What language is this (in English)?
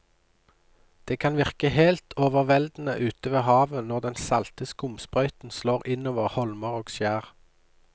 Norwegian